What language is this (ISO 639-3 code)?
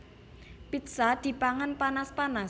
jav